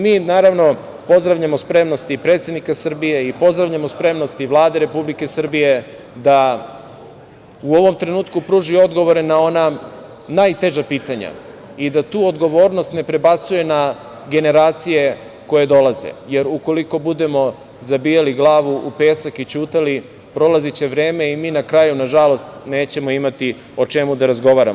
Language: Serbian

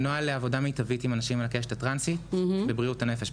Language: Hebrew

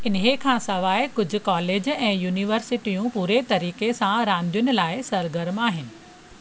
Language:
Sindhi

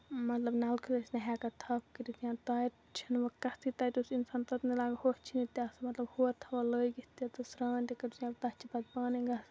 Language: Kashmiri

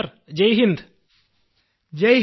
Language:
Malayalam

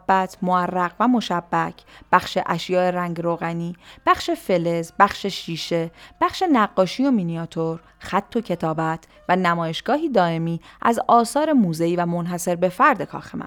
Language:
Persian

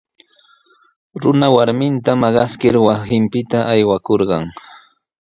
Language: Sihuas Ancash Quechua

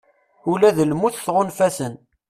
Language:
Kabyle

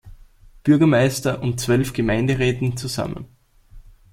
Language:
German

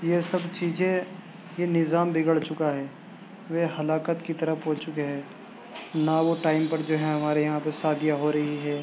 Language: Urdu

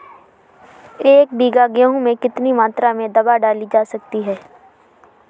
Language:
Hindi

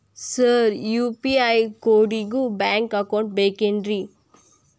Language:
Kannada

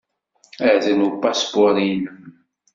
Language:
Kabyle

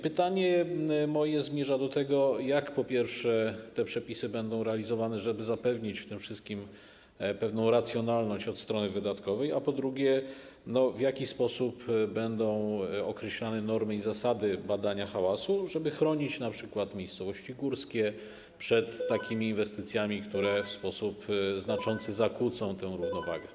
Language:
Polish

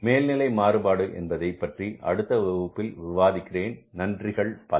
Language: Tamil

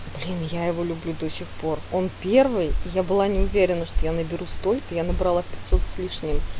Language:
Russian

